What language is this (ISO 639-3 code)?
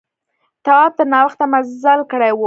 pus